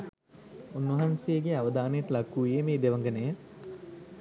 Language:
Sinhala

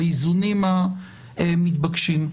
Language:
Hebrew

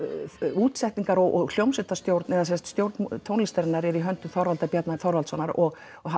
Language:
Icelandic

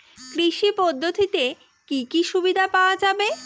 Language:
Bangla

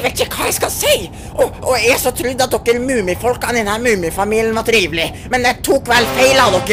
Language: Norwegian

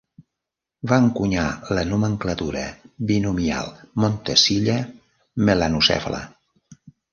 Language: Catalan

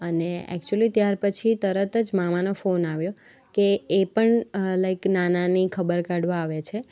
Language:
Gujarati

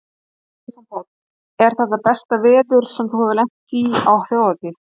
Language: Icelandic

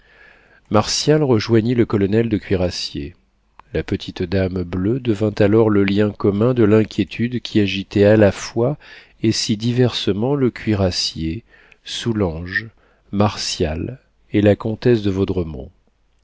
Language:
French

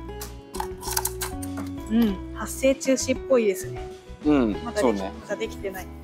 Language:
Japanese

